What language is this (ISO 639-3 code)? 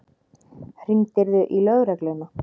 isl